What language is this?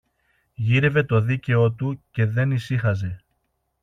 Greek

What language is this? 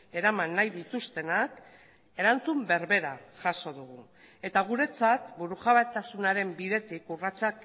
Basque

